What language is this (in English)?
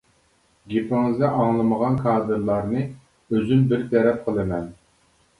Uyghur